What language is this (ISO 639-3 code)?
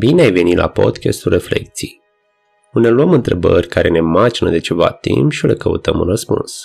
ron